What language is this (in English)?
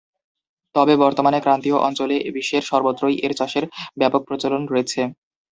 Bangla